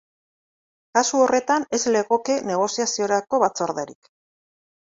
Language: Basque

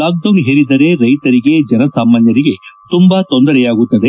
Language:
Kannada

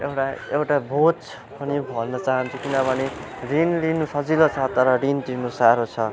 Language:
Nepali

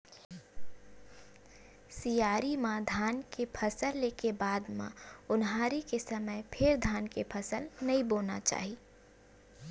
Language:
Chhattisgarhi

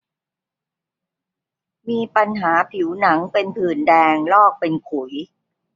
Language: Thai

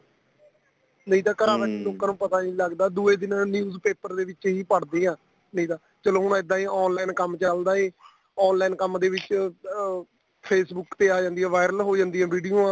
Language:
Punjabi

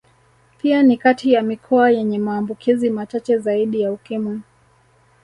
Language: Swahili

